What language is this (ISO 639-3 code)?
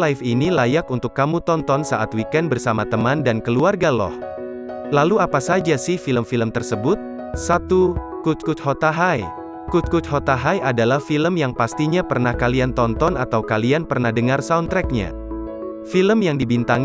ind